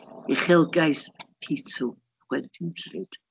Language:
Welsh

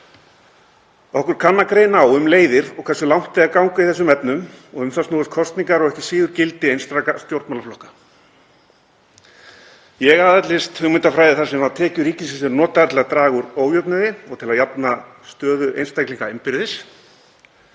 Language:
Icelandic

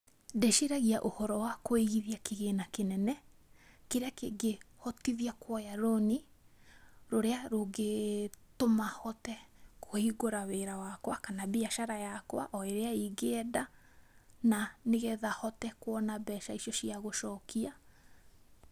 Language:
Kikuyu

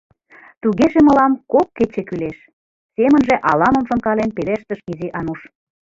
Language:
Mari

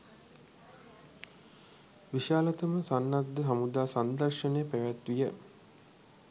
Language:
Sinhala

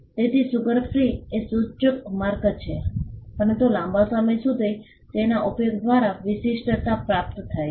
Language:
Gujarati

